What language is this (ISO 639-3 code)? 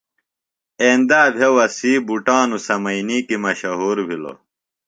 phl